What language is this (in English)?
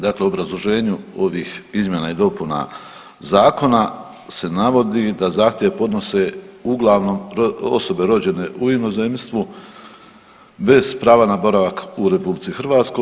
Croatian